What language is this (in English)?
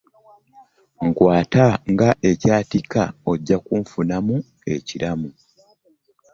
Ganda